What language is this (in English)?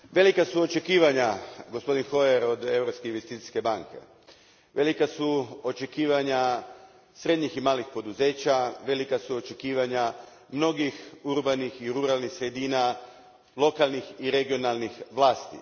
Croatian